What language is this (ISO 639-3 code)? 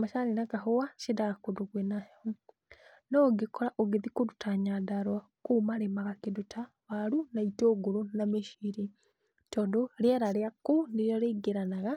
kik